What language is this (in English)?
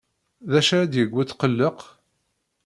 Kabyle